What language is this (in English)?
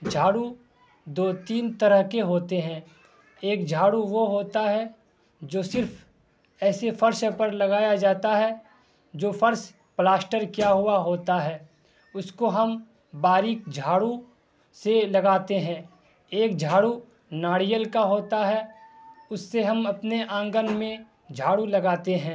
Urdu